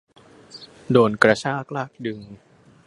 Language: Thai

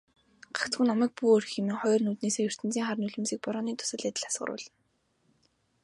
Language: Mongolian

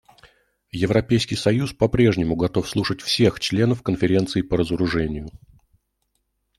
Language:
Russian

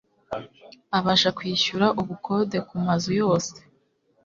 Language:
Kinyarwanda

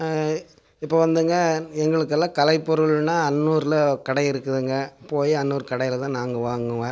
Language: Tamil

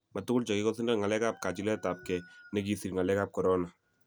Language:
Kalenjin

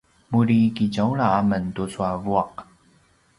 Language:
Paiwan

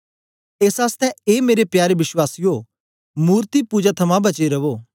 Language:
Dogri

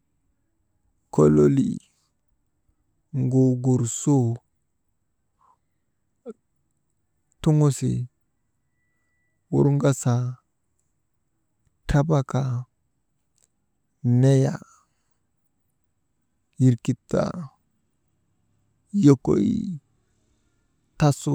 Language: Maba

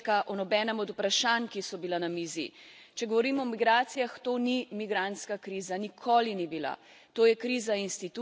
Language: Slovenian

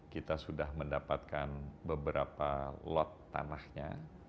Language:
Indonesian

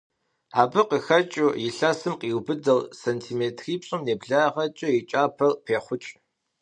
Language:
Kabardian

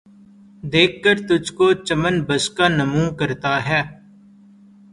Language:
Urdu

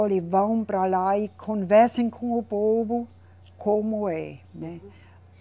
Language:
Portuguese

